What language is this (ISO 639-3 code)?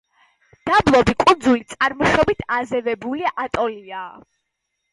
kat